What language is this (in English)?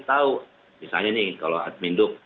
Indonesian